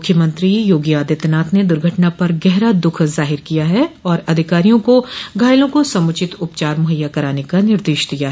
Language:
Hindi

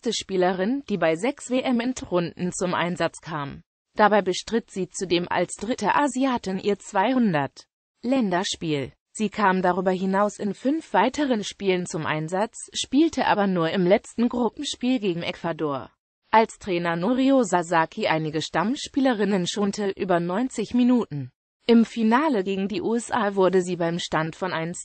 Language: German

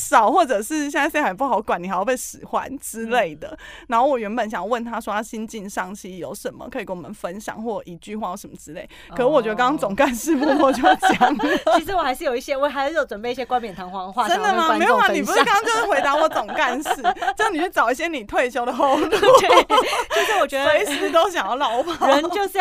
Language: Chinese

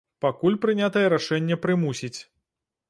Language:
Belarusian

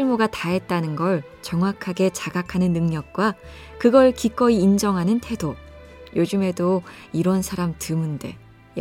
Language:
Korean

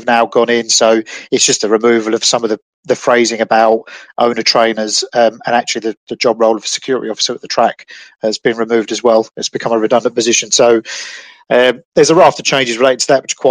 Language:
English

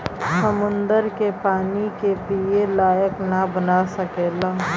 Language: Bhojpuri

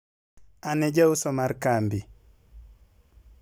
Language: Luo (Kenya and Tanzania)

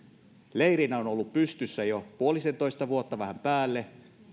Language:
Finnish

